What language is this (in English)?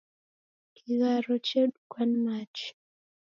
Taita